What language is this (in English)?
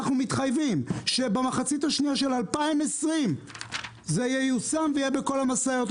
Hebrew